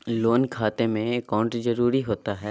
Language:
Magahi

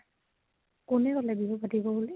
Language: Assamese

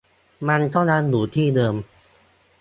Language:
Thai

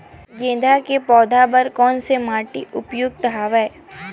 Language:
Chhattisgarhi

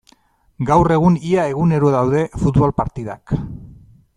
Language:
Basque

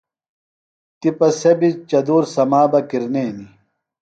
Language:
Phalura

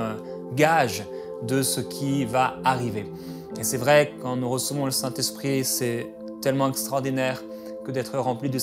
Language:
French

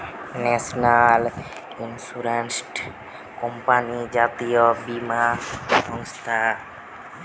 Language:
Bangla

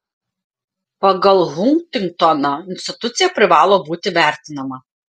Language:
Lithuanian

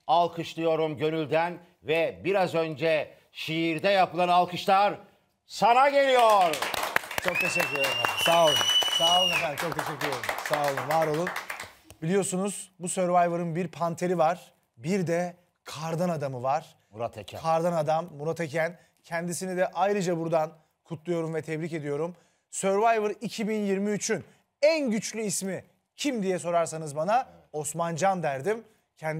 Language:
Turkish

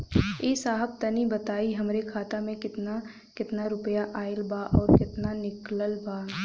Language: Bhojpuri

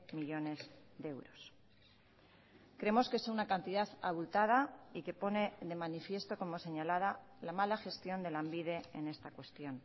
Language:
Spanish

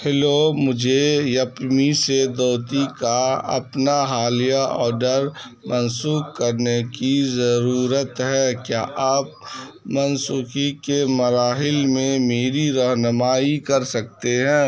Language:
Urdu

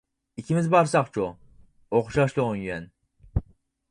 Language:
Uyghur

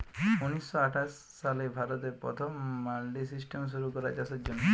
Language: Bangla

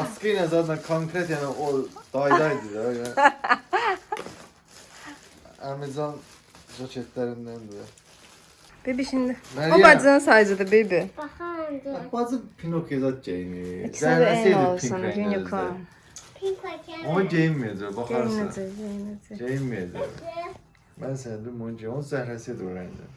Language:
Turkish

